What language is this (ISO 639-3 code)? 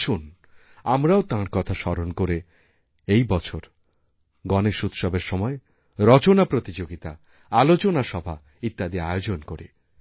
ben